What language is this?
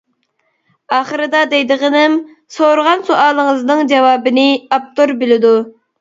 Uyghur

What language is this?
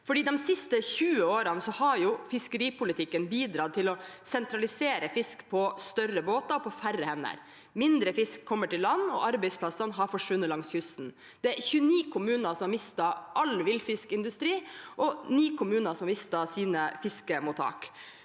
Norwegian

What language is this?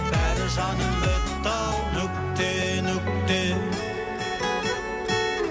Kazakh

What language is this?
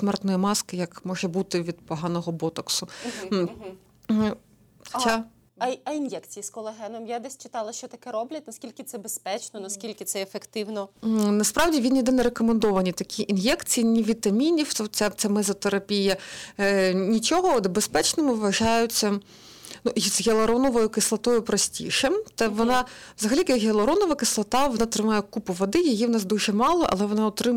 Ukrainian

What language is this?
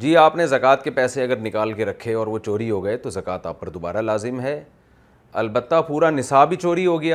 Urdu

